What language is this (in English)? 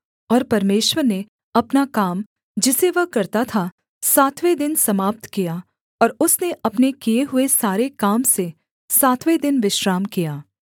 Hindi